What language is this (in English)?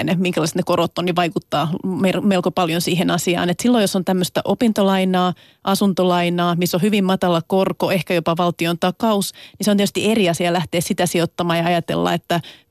Finnish